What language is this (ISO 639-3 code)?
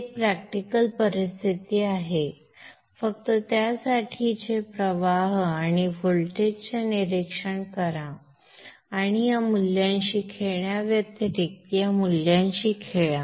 mar